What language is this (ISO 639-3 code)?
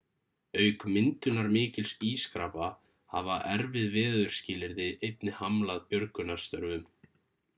isl